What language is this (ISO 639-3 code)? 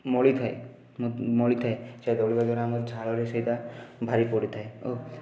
ori